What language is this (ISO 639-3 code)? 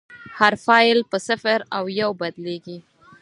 pus